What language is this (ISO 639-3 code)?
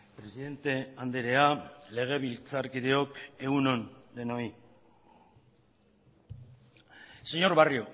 eus